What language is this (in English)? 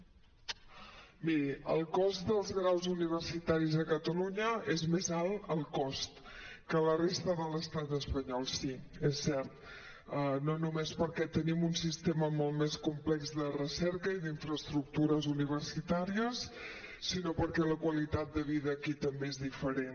Catalan